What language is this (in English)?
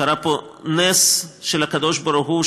Hebrew